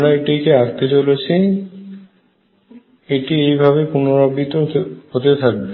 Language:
Bangla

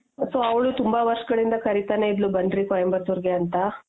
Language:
Kannada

